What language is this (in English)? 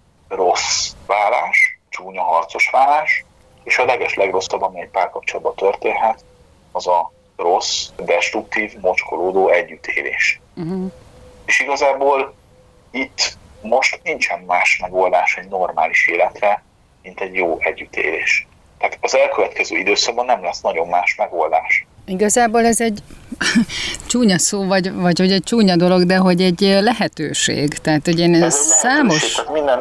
Hungarian